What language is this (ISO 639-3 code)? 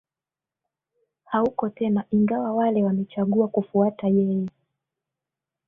swa